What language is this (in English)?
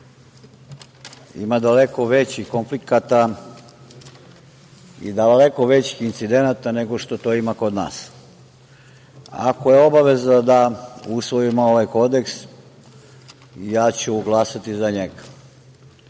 Serbian